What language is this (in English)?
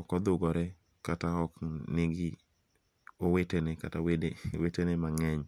Luo (Kenya and Tanzania)